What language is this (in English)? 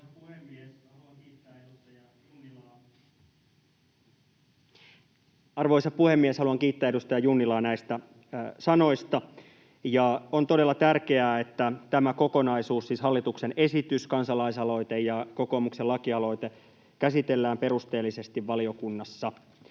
Finnish